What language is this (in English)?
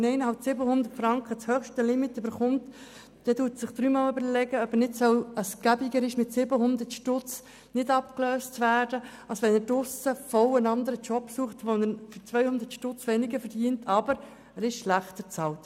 Swiss German